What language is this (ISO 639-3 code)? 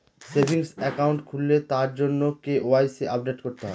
ben